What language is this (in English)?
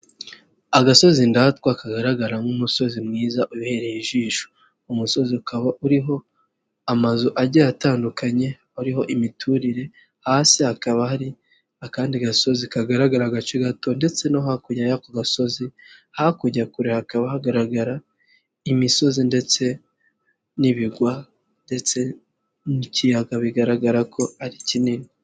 Kinyarwanda